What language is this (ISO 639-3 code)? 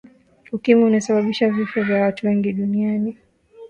swa